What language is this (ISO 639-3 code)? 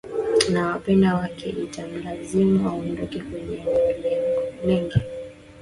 swa